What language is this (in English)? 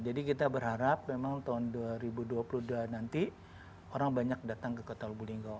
Indonesian